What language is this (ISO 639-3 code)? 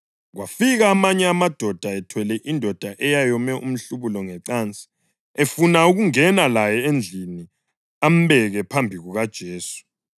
nde